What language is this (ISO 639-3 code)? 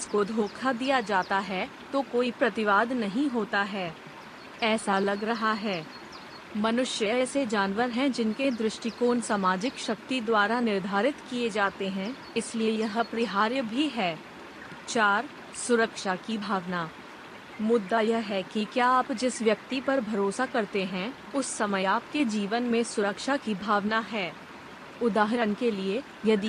hin